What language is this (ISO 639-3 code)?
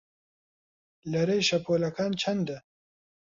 ckb